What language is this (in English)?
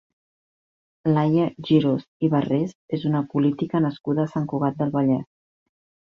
Catalan